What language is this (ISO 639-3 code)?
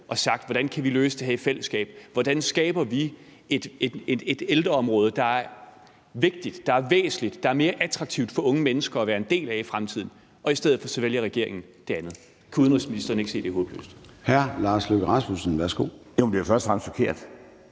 dan